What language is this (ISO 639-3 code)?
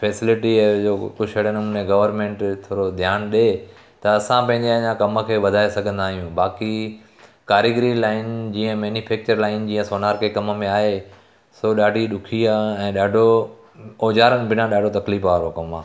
snd